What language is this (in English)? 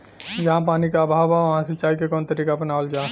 Bhojpuri